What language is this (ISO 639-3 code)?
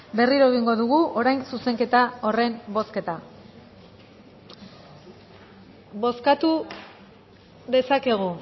eus